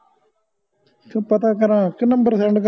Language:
Punjabi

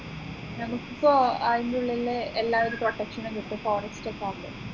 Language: Malayalam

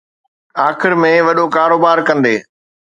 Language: Sindhi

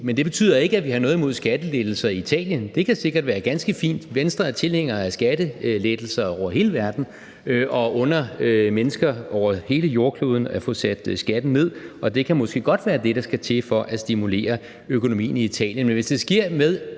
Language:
Danish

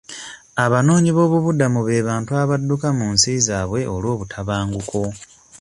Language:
Ganda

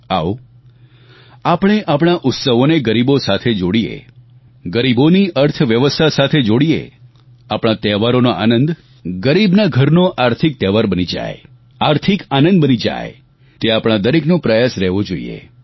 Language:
Gujarati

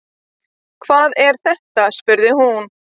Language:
Icelandic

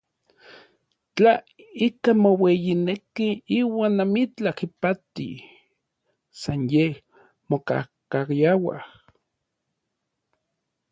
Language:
Orizaba Nahuatl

